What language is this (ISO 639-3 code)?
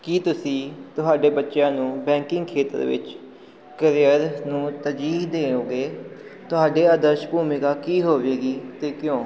pan